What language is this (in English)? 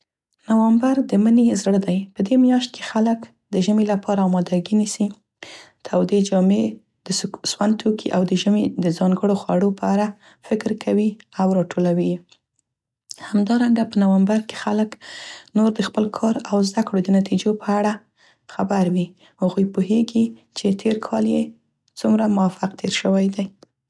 Central Pashto